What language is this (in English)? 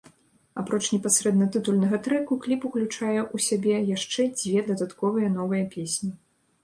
Belarusian